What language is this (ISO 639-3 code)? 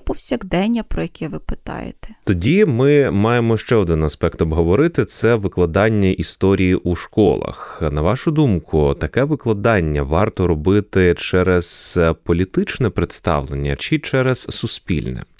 ukr